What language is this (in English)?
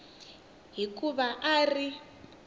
Tsonga